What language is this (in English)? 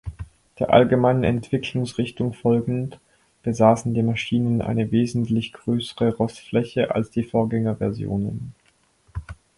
German